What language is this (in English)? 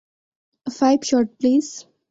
Bangla